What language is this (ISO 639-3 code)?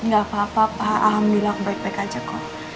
ind